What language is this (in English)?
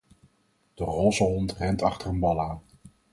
Dutch